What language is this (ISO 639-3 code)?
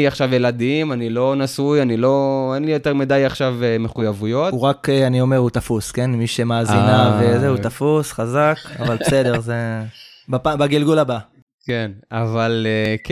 heb